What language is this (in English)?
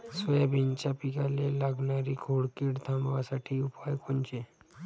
Marathi